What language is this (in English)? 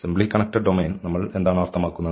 Malayalam